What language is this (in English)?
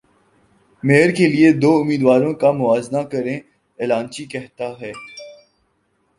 Urdu